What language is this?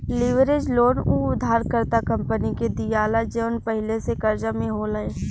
Bhojpuri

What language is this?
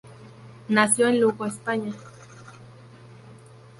Spanish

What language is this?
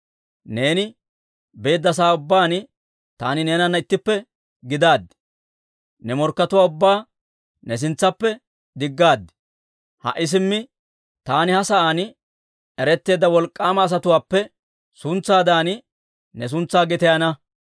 Dawro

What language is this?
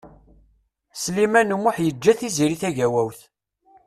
Kabyle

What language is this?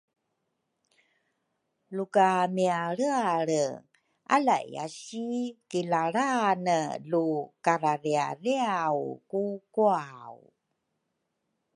Rukai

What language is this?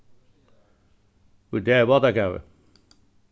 Faroese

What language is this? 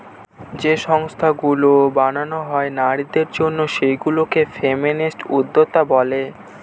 Bangla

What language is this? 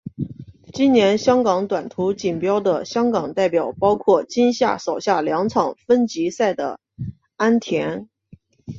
Chinese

